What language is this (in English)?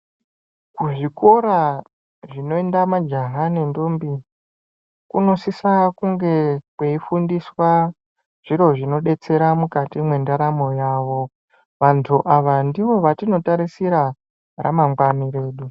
Ndau